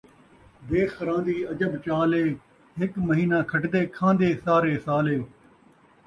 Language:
Saraiki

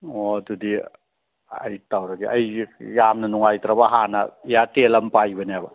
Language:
Manipuri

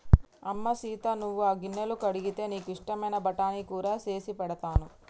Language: Telugu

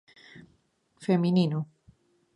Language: Galician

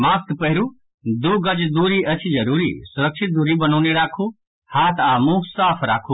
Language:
Maithili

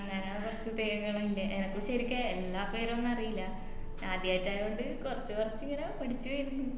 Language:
Malayalam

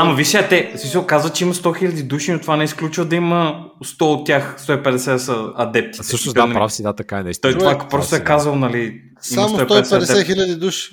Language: Bulgarian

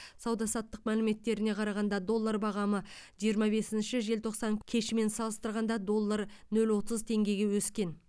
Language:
Kazakh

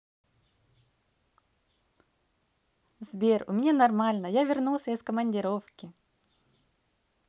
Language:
Russian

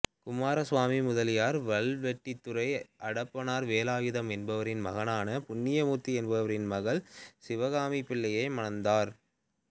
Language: Tamil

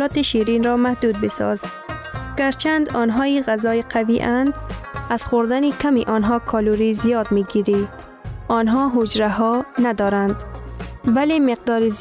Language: Persian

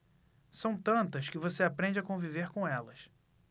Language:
Portuguese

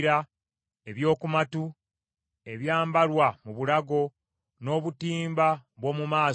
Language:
Ganda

